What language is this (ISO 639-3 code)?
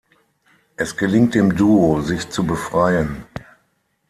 deu